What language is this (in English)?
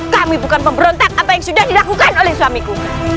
Indonesian